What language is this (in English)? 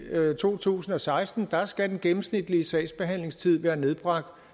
Danish